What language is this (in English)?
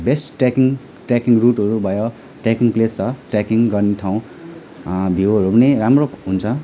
Nepali